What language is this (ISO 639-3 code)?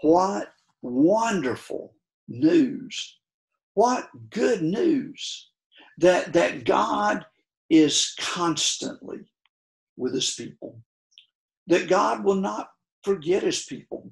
eng